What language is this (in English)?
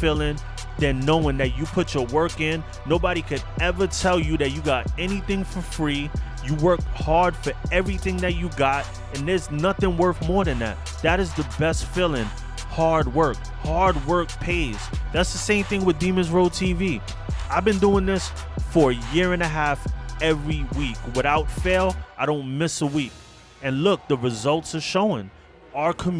English